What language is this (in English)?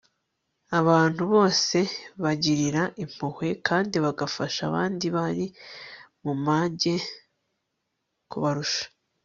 Kinyarwanda